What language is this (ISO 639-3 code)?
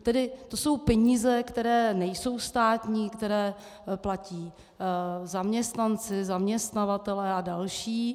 ces